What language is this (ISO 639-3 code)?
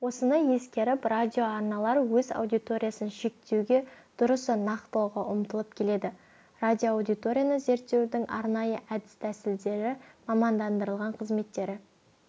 kaz